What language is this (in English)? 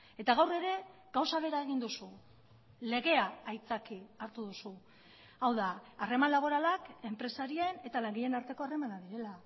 Basque